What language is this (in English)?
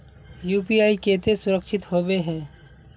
Magahi